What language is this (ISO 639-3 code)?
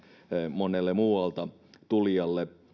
fin